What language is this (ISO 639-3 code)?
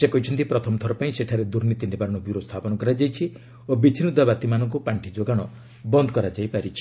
ori